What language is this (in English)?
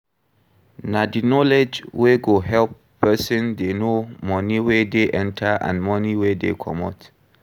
Nigerian Pidgin